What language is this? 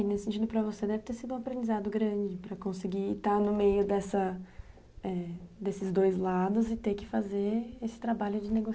Portuguese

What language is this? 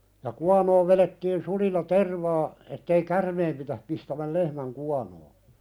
Finnish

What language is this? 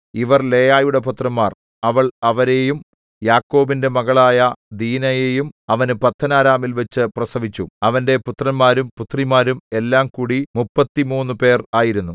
Malayalam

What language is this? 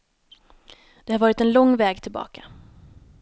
Swedish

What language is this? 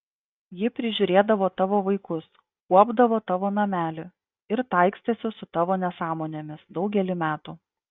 Lithuanian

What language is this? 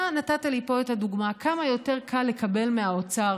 Hebrew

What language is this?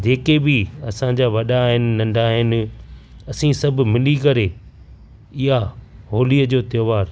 Sindhi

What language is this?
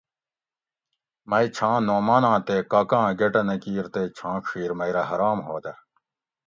Gawri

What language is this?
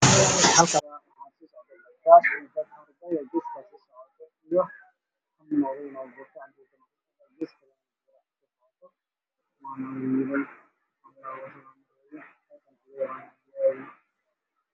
Somali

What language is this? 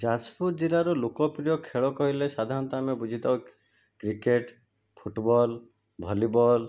Odia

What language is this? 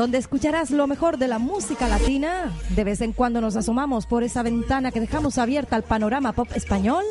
Spanish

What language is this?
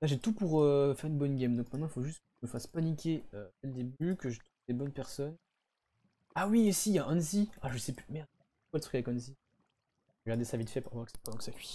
French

